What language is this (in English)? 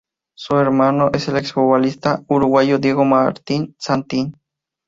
Spanish